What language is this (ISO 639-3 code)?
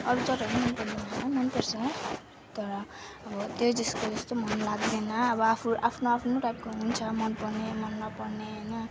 nep